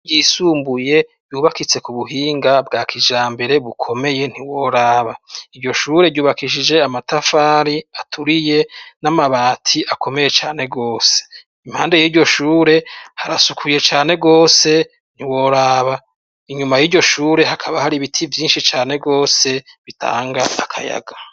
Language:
Rundi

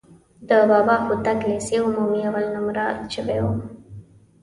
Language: Pashto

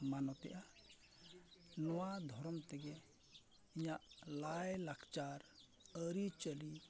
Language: Santali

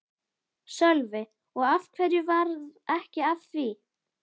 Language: Icelandic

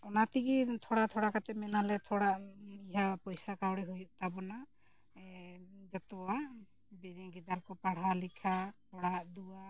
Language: Santali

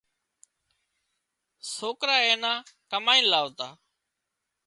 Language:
Wadiyara Koli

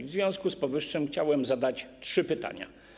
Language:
Polish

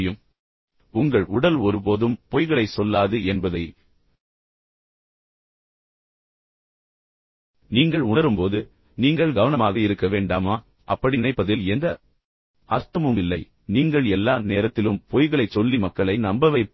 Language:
Tamil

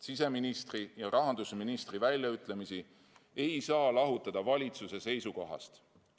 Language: Estonian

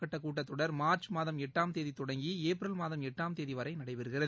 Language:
Tamil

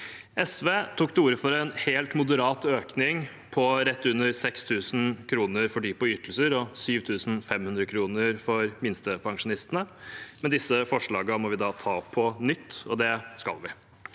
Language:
Norwegian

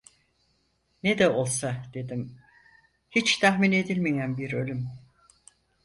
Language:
Turkish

